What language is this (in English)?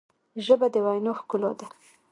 Pashto